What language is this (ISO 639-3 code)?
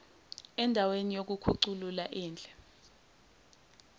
zul